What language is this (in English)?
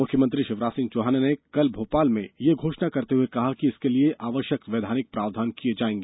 Hindi